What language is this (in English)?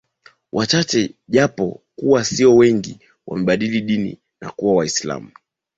Swahili